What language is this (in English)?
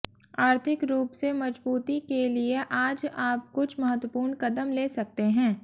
Hindi